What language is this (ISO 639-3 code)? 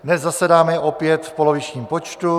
ces